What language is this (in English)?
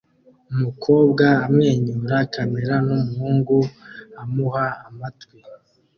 Kinyarwanda